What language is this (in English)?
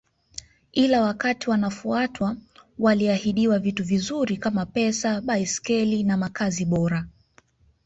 Swahili